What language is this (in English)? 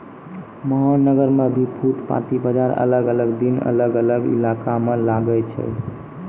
Maithili